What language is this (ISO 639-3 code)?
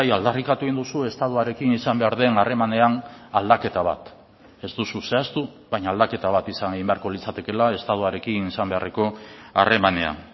eus